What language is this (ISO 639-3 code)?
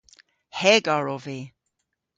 cor